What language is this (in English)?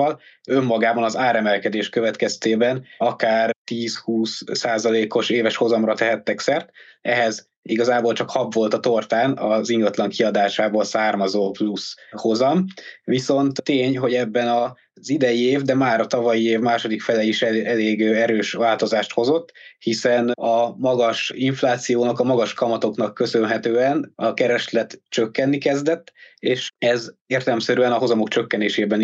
Hungarian